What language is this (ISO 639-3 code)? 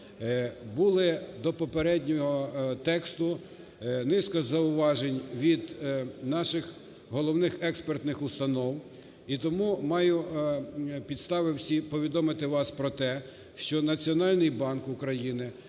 ukr